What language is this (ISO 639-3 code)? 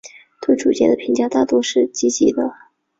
zho